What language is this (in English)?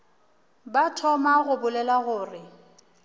Northern Sotho